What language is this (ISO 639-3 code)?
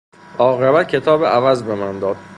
fas